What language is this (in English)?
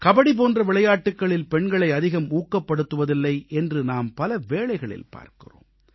Tamil